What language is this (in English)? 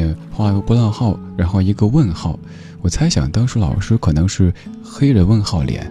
Chinese